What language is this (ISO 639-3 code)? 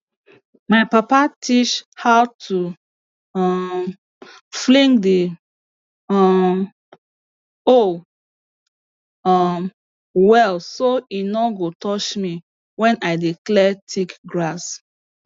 pcm